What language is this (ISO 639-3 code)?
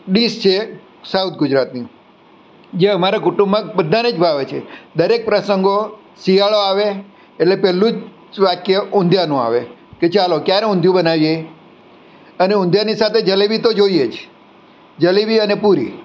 guj